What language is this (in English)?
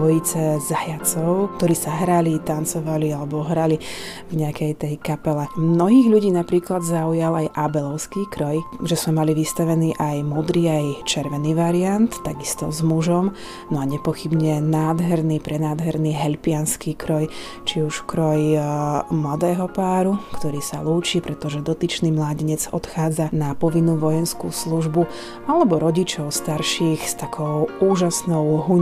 Slovak